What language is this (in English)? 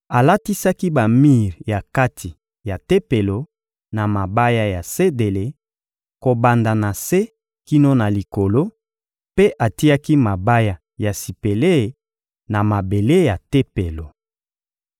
Lingala